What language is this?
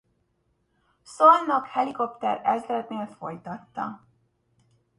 Hungarian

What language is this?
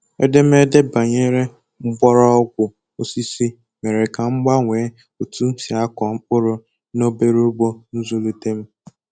Igbo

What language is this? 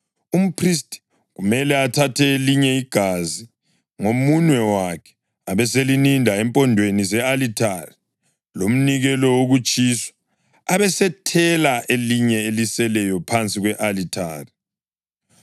North Ndebele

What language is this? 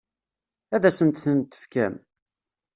Kabyle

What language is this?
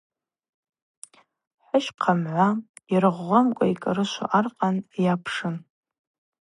Abaza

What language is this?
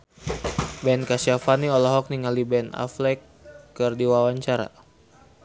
Sundanese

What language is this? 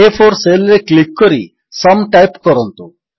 Odia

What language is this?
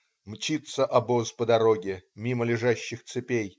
Russian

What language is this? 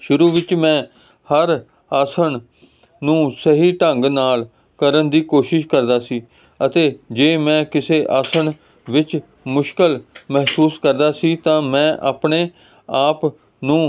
Punjabi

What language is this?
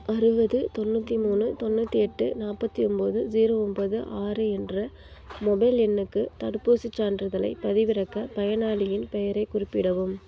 Tamil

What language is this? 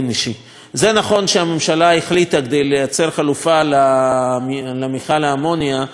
Hebrew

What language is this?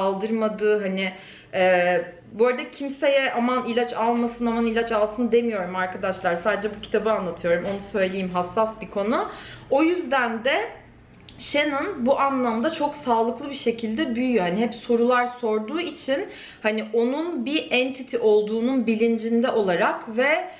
Turkish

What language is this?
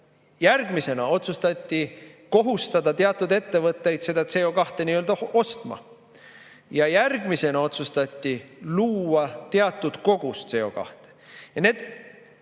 Estonian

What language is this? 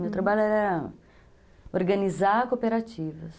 Portuguese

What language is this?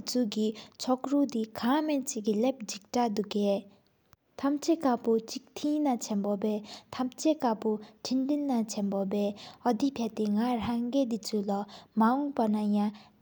Sikkimese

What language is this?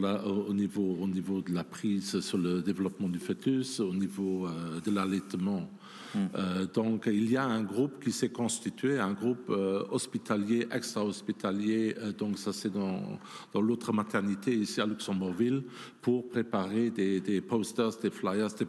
French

